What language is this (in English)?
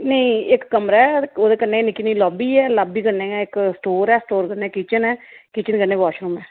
Dogri